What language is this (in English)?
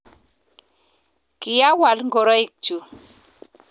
Kalenjin